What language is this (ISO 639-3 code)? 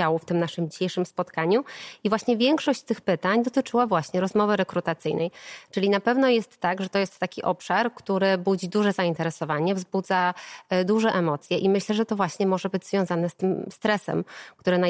pol